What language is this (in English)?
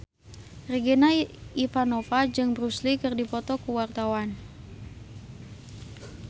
Sundanese